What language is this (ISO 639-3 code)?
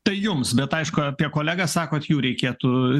lit